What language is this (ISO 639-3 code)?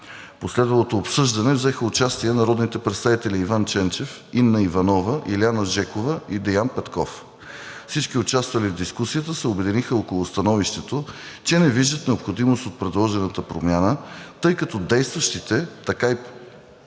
bul